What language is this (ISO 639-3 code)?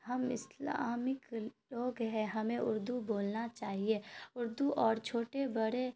urd